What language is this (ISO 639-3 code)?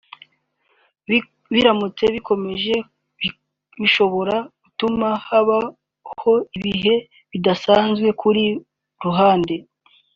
kin